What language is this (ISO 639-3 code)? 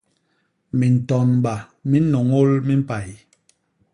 bas